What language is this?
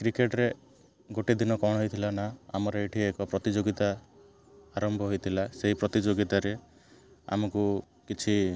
Odia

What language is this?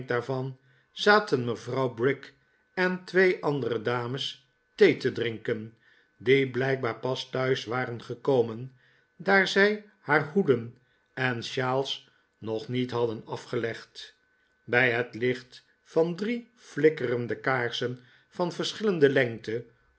Dutch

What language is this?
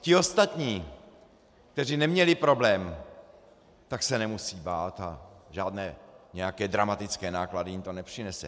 Czech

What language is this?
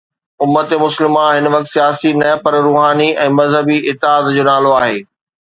Sindhi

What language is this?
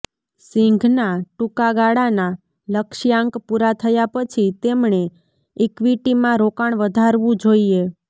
Gujarati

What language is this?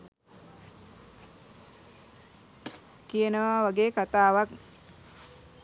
Sinhala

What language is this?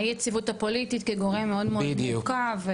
Hebrew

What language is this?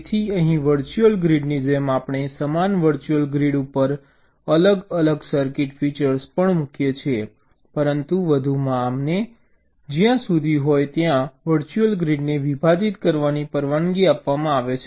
Gujarati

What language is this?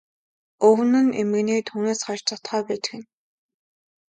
Mongolian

